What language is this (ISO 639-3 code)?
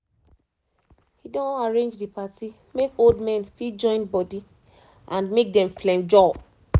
pcm